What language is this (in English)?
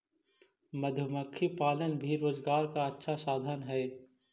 Magahi